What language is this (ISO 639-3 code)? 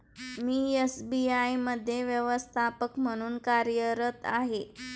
mar